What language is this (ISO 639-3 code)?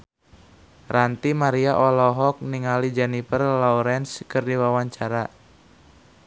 sun